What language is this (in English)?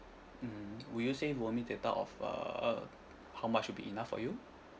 English